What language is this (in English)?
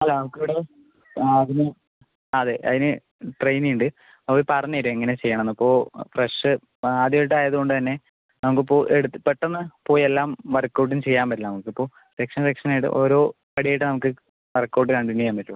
Malayalam